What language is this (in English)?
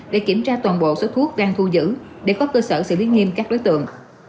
Vietnamese